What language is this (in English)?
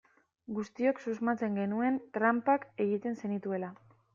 Basque